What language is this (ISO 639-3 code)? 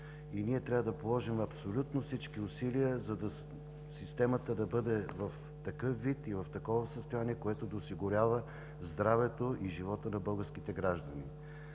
bul